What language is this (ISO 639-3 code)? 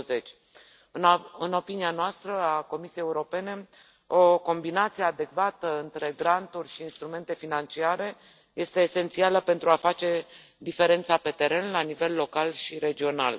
ron